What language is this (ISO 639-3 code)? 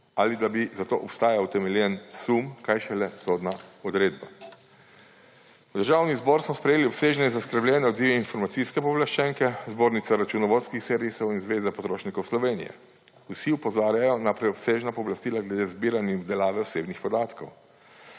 slv